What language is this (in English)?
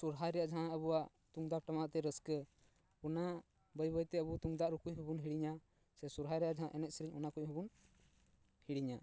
Santali